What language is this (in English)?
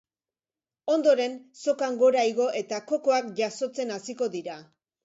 Basque